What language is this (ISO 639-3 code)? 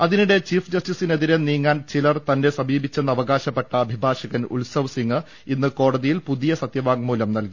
mal